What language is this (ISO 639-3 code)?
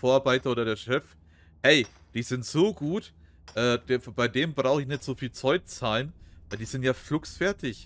deu